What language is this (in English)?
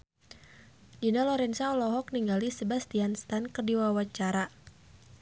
Sundanese